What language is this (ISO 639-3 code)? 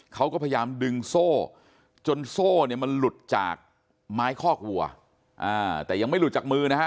tha